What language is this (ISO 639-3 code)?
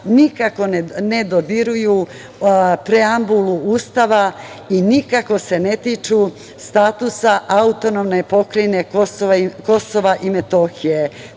srp